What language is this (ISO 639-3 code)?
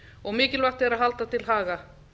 isl